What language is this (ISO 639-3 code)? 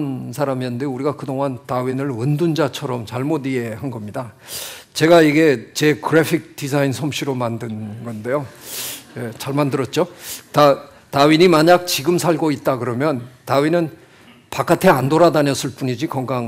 kor